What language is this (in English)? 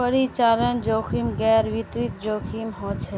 Magahi